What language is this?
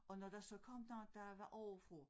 Danish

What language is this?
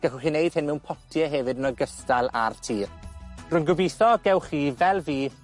Welsh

